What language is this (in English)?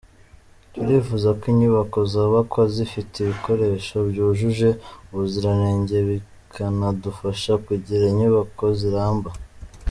Kinyarwanda